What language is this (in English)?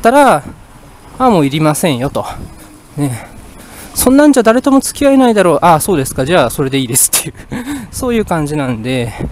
Japanese